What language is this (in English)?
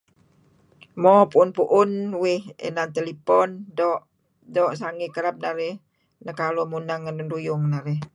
Kelabit